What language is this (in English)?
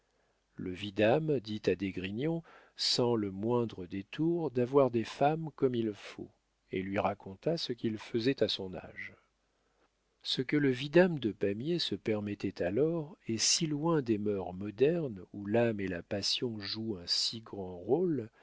French